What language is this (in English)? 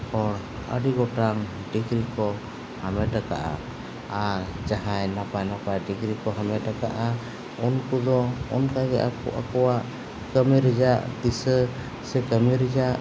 Santali